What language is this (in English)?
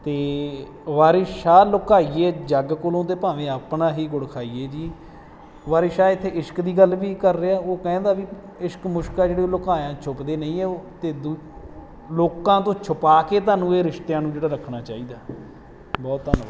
Punjabi